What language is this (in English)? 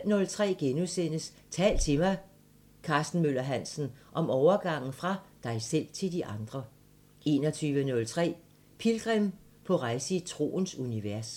Danish